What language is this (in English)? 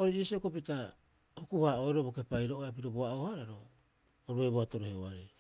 Rapoisi